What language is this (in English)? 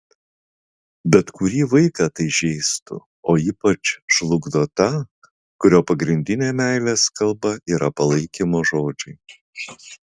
Lithuanian